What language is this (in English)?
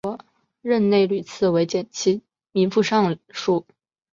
Chinese